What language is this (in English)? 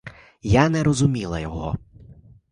Ukrainian